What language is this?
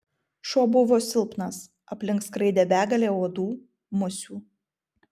Lithuanian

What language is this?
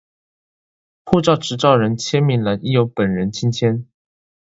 Chinese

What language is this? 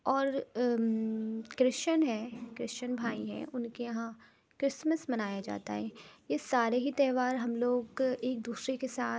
Urdu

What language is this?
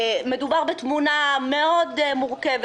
Hebrew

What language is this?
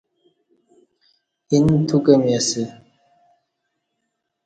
Kati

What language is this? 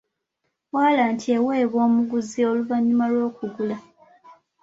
Ganda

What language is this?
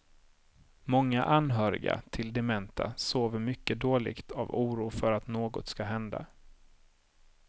Swedish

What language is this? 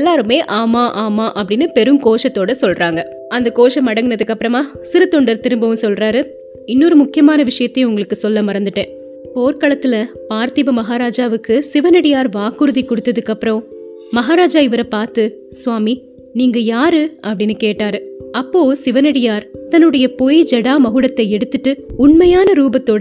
Tamil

